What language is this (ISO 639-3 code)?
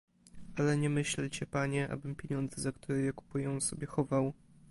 pol